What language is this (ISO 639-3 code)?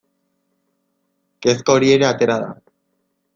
eus